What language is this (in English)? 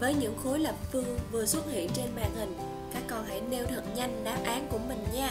Vietnamese